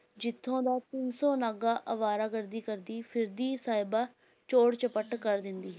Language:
Punjabi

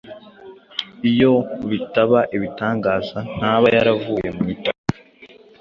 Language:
Kinyarwanda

